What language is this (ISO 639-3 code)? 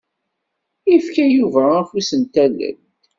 kab